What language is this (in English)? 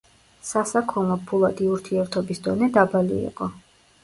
Georgian